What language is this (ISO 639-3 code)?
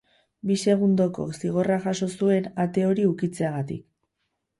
eus